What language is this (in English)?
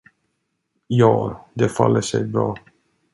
Swedish